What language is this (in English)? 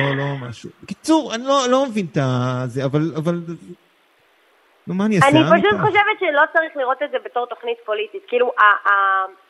Hebrew